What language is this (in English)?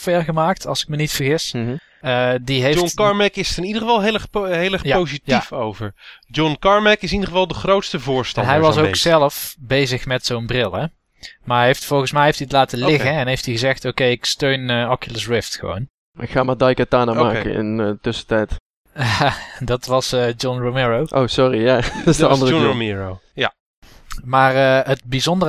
Dutch